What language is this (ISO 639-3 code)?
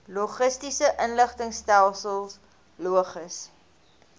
afr